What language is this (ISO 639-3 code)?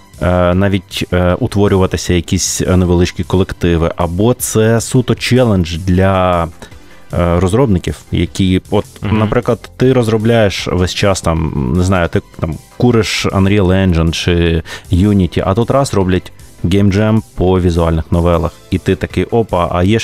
ukr